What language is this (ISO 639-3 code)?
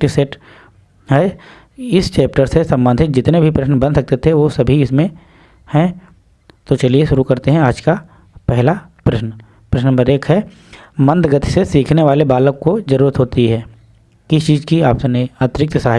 hin